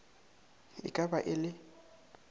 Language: Northern Sotho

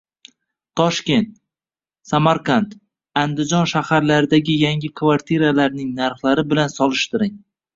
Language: Uzbek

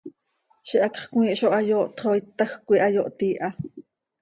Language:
Seri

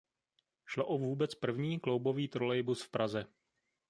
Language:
Czech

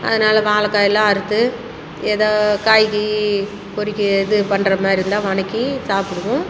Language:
Tamil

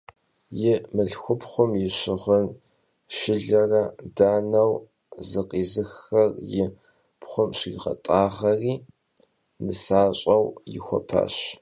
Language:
Kabardian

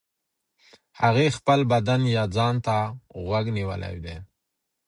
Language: Pashto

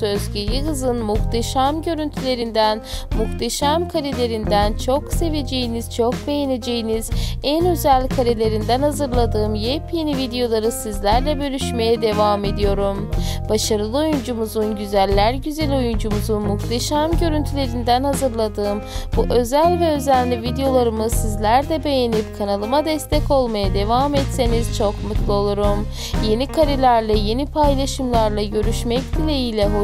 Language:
Turkish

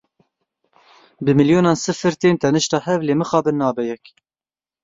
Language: Kurdish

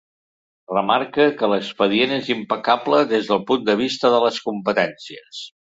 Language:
Catalan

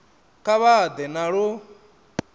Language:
Venda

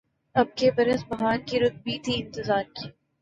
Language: Urdu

